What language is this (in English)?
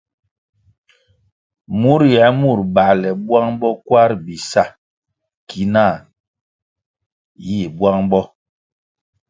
Kwasio